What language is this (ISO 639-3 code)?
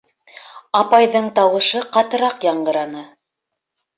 bak